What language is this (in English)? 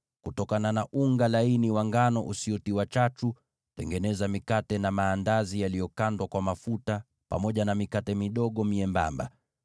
Swahili